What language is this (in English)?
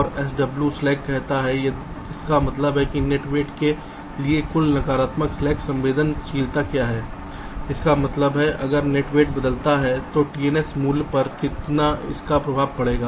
Hindi